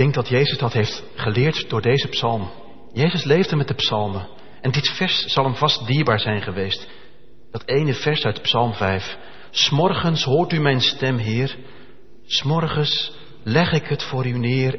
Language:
Dutch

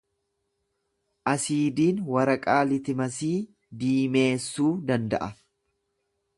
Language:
Oromo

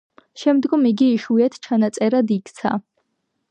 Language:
Georgian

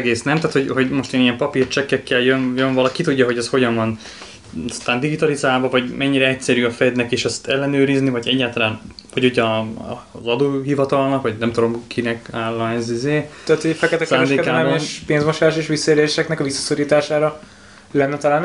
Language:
Hungarian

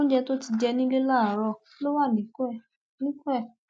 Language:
Yoruba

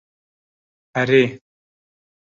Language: Kurdish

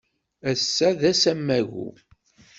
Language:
Kabyle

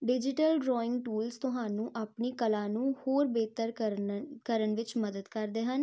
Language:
Punjabi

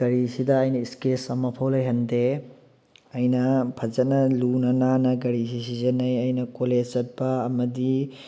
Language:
Manipuri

